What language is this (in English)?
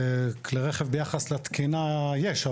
Hebrew